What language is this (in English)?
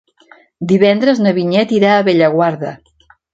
Catalan